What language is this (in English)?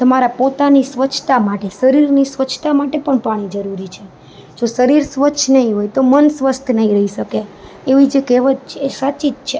Gujarati